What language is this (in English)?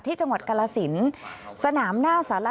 Thai